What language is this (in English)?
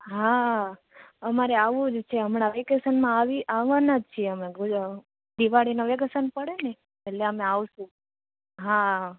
Gujarati